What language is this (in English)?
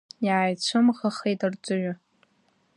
Abkhazian